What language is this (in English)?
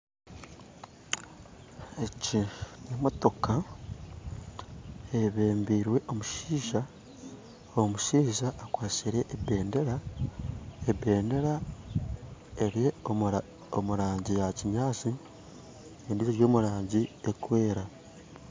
Nyankole